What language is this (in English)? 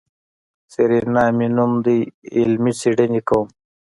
Pashto